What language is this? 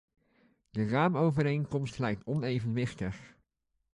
Dutch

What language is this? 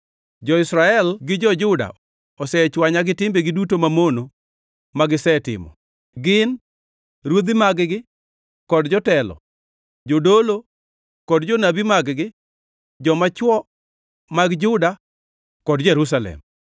Luo (Kenya and Tanzania)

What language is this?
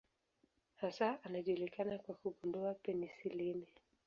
Swahili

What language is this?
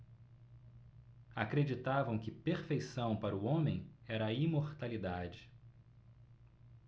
Portuguese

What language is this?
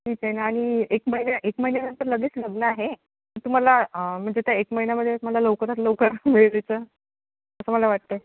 Marathi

